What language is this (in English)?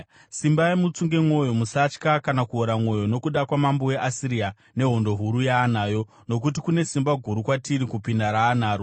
Shona